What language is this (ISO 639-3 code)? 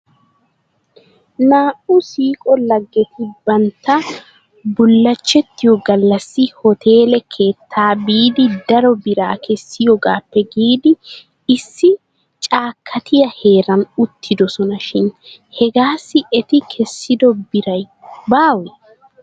wal